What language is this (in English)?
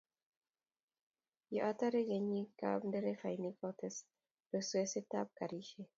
Kalenjin